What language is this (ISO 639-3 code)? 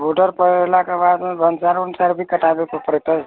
mai